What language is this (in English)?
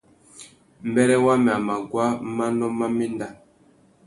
Tuki